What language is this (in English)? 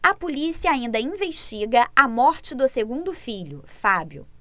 Portuguese